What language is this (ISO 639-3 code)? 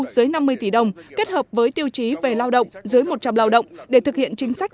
vie